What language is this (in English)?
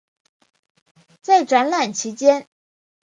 Chinese